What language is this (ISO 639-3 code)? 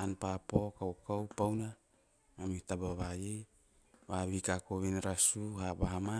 tio